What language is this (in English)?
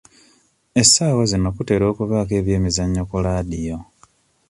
Ganda